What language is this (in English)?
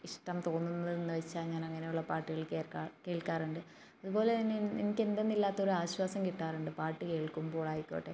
Malayalam